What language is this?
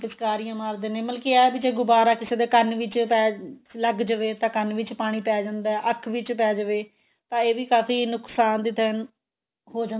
Punjabi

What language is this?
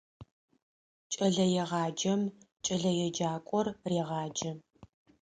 Adyghe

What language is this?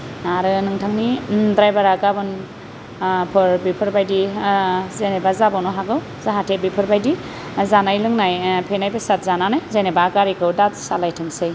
Bodo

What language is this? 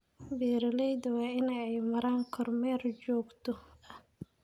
Somali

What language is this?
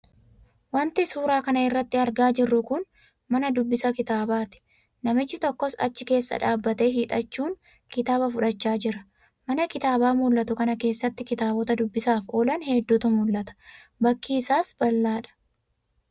Oromo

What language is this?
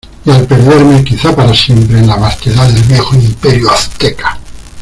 Spanish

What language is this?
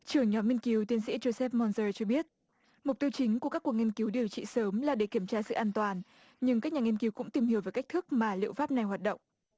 Vietnamese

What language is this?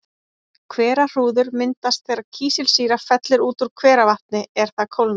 Icelandic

